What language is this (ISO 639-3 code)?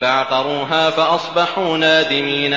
ara